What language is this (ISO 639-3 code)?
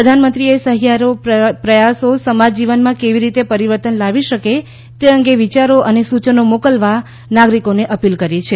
guj